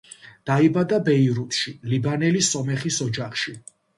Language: Georgian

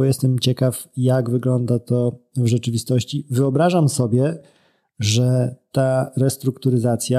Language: Polish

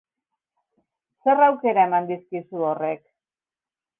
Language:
Basque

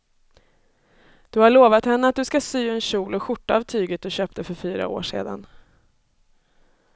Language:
Swedish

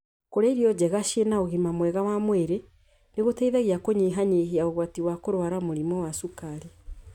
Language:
Kikuyu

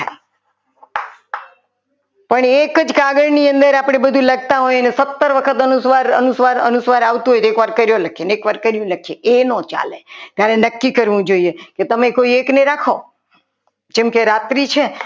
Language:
Gujarati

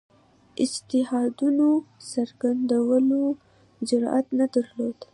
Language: Pashto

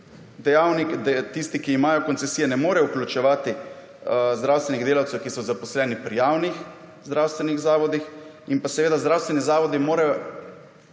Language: Slovenian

